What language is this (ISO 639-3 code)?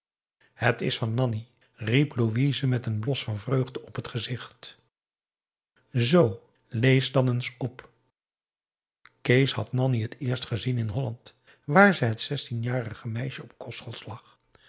nld